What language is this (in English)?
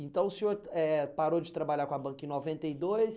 Portuguese